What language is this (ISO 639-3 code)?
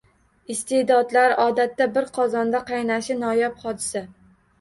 uzb